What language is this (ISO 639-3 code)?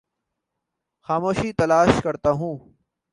urd